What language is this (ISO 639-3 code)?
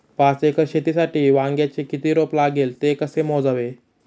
mar